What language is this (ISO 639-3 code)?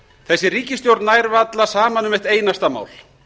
isl